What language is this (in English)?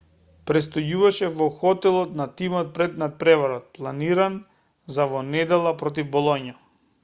Macedonian